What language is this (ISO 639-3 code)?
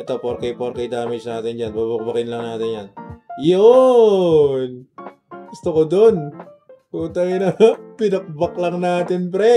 fil